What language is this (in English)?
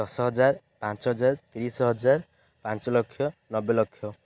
Odia